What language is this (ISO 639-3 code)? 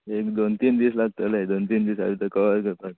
kok